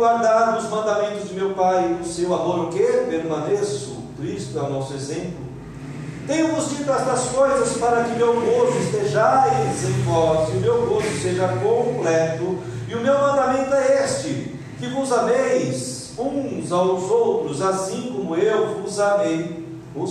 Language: Portuguese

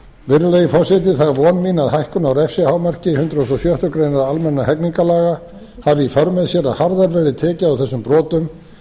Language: Icelandic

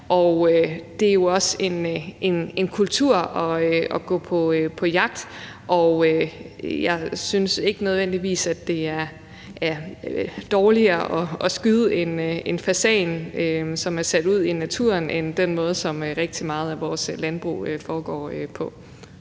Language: Danish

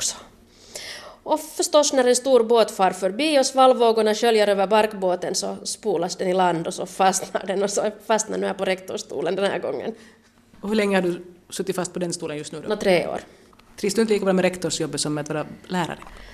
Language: Swedish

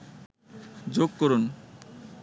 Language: Bangla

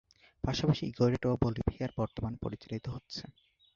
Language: Bangla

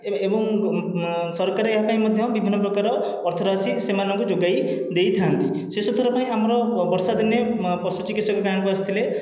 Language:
Odia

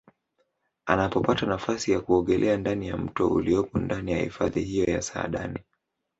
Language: Swahili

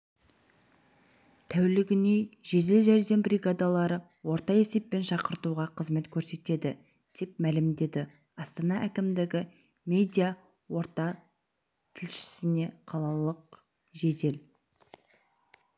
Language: Kazakh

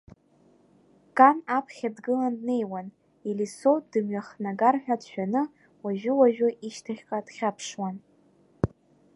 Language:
Abkhazian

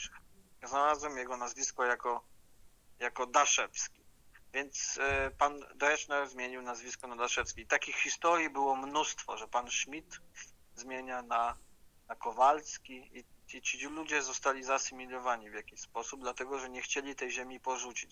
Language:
Polish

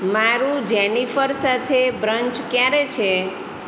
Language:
Gujarati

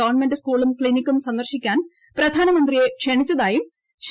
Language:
Malayalam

